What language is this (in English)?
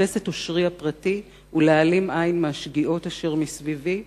Hebrew